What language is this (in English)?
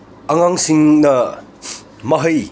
Manipuri